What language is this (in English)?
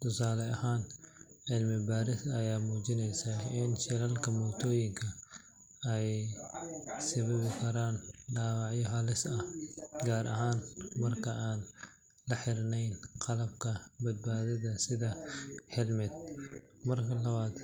Somali